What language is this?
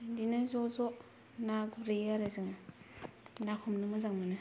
Bodo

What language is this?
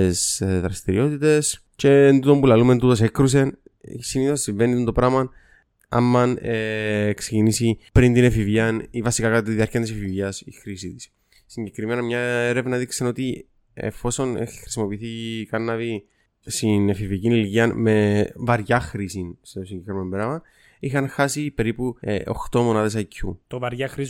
Greek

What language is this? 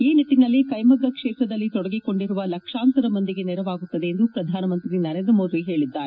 Kannada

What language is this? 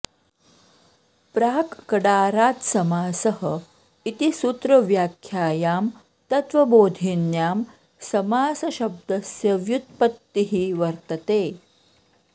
Sanskrit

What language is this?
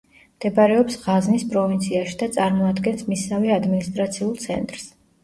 Georgian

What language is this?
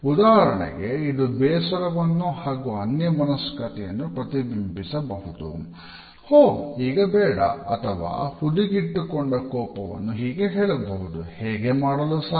Kannada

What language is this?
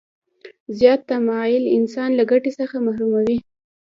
Pashto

